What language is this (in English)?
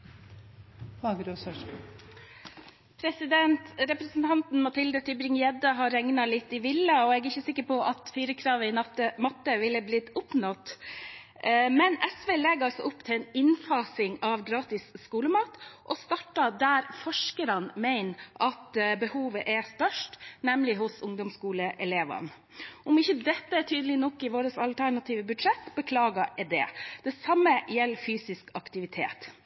Norwegian Bokmål